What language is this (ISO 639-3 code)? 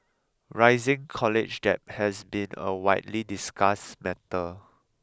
eng